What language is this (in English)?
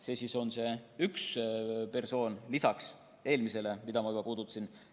Estonian